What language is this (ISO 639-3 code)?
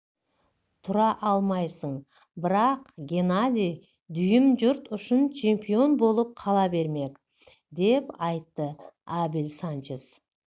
kaz